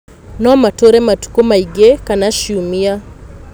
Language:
Kikuyu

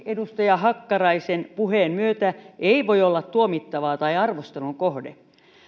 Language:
Finnish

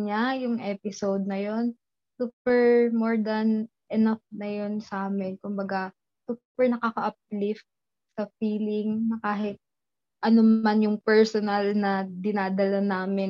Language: Filipino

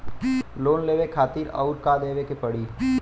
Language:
Bhojpuri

